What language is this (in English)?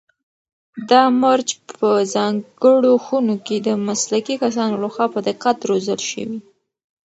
Pashto